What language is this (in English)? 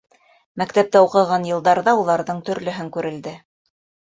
Bashkir